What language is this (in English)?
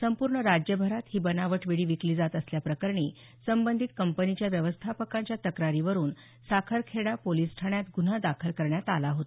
Marathi